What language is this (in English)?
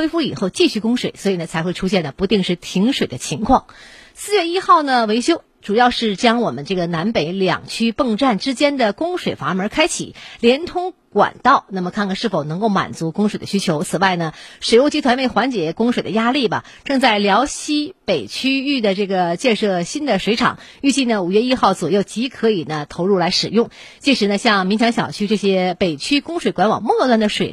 Chinese